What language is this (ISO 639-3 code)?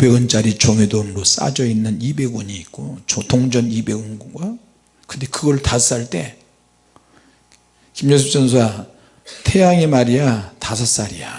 kor